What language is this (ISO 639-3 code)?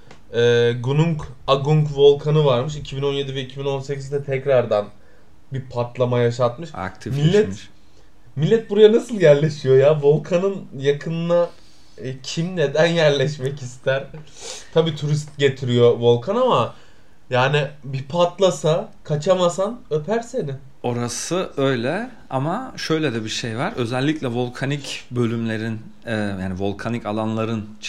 tur